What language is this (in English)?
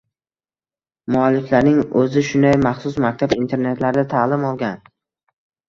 Uzbek